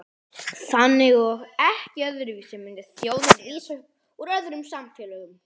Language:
Icelandic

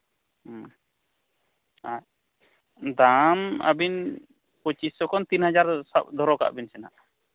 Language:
Santali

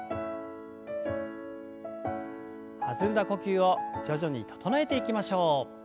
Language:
Japanese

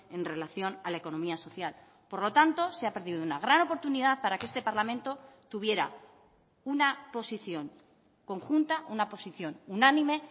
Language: Spanish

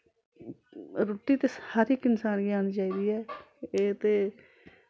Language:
Dogri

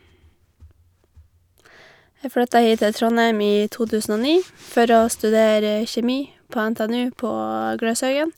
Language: Norwegian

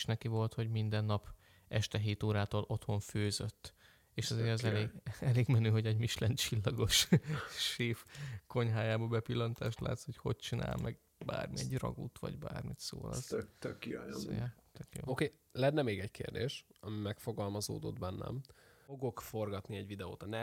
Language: Hungarian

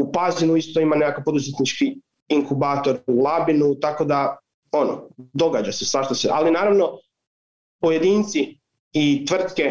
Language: Croatian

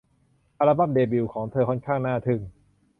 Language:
Thai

